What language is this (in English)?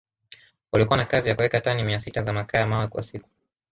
Swahili